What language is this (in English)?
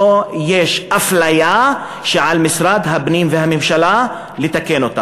Hebrew